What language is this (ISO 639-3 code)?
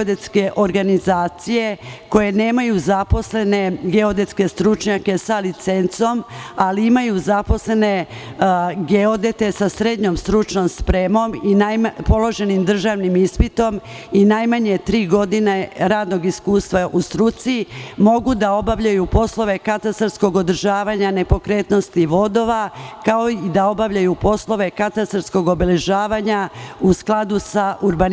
srp